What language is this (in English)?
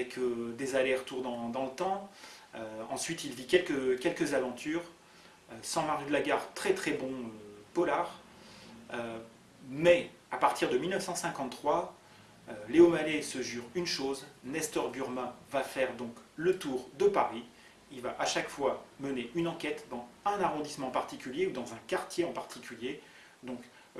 French